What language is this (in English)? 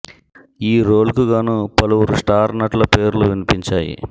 Telugu